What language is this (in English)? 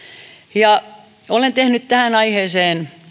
Finnish